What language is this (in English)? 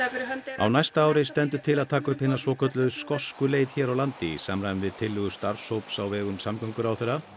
Icelandic